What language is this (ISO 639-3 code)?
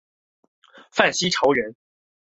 zho